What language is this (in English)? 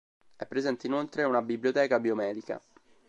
Italian